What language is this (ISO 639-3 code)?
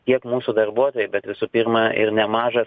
lit